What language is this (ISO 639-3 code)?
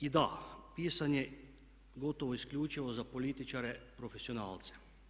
hrv